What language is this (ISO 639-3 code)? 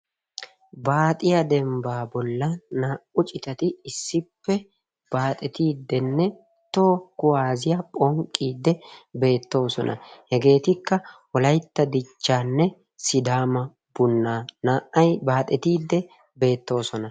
wal